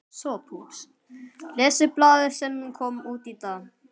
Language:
Icelandic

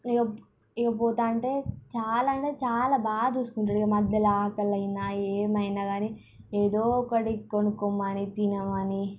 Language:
Telugu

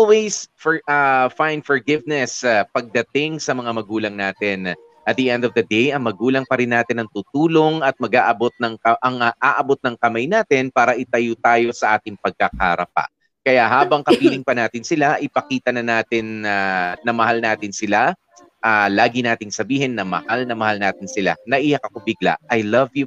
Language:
Filipino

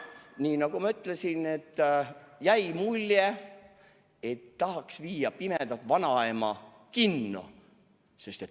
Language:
Estonian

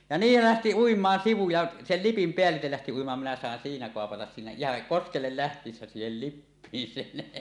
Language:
Finnish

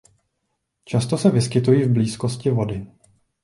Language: Czech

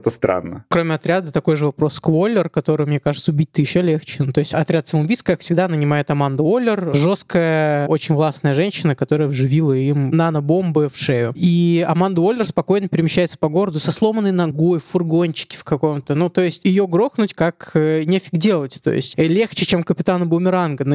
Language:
Russian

